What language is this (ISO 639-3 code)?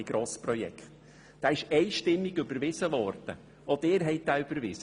gsw